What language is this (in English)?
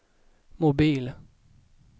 Swedish